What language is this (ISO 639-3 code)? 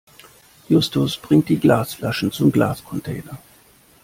deu